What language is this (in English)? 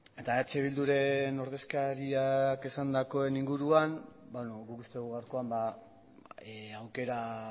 Basque